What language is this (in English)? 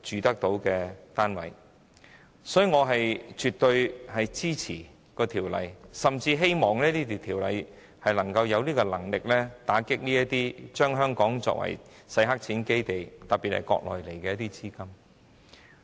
Cantonese